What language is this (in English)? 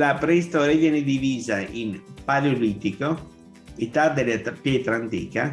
Italian